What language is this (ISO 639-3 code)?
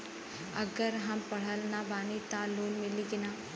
bho